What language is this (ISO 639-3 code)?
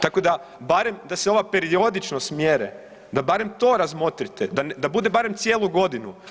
hrv